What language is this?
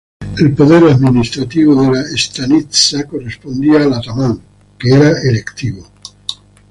Spanish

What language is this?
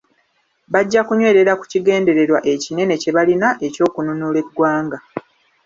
Ganda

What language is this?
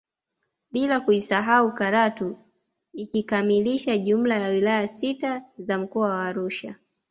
Swahili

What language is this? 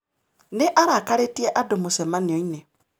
Kikuyu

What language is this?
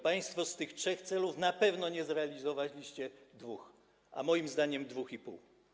Polish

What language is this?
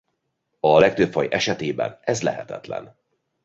Hungarian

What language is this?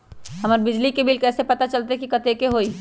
Magahi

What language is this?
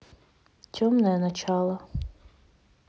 Russian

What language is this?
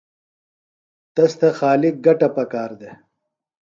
Phalura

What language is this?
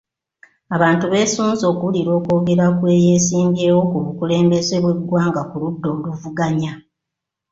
Ganda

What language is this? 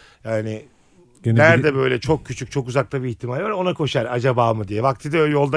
Turkish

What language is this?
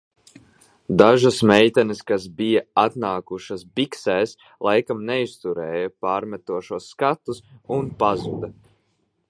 Latvian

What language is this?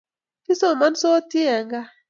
Kalenjin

